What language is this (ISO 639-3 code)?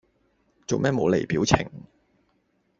yue